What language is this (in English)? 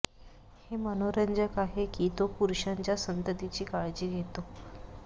Marathi